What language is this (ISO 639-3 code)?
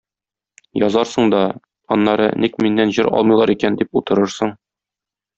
tat